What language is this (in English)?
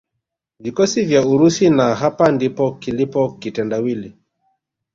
Swahili